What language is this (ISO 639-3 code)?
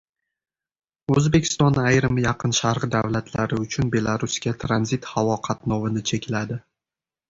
uzb